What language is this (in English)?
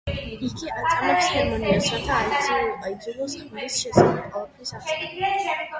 Georgian